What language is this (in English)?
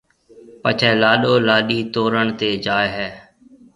Marwari (Pakistan)